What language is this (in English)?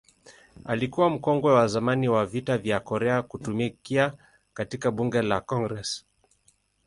Swahili